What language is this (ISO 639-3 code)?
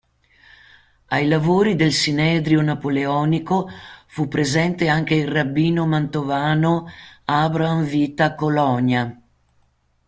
ita